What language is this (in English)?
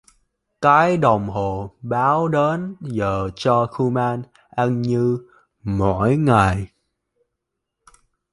Vietnamese